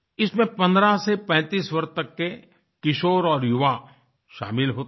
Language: Hindi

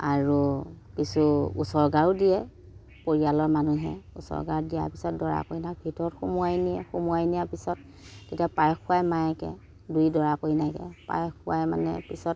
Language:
Assamese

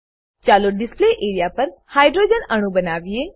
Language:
Gujarati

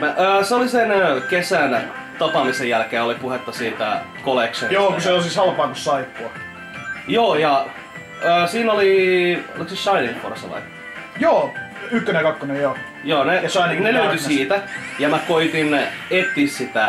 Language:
Finnish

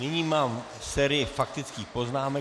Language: Czech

